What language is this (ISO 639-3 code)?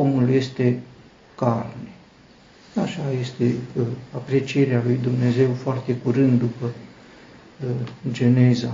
ron